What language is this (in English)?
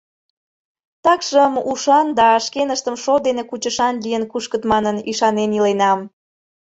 Mari